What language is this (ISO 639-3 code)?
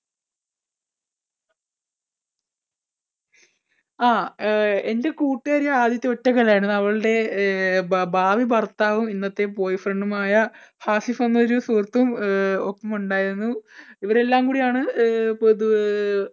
mal